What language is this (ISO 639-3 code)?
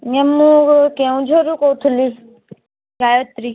ori